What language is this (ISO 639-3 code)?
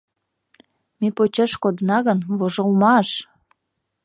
chm